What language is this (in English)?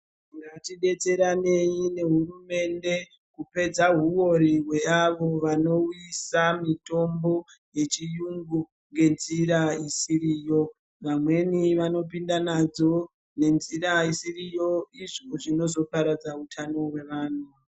Ndau